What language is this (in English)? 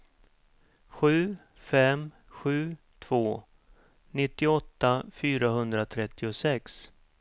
Swedish